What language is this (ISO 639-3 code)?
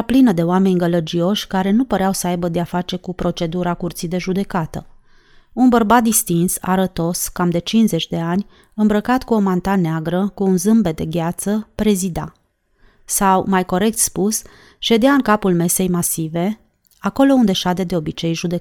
ron